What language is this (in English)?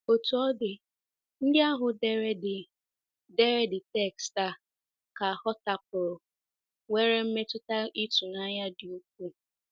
Igbo